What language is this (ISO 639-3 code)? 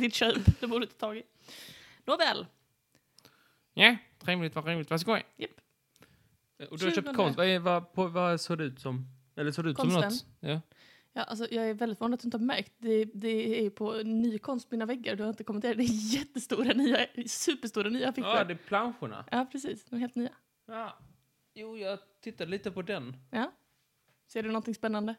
swe